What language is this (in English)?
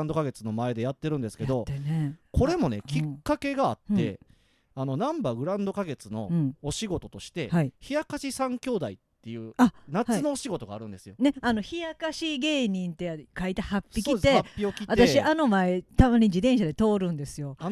Japanese